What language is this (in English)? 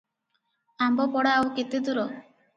Odia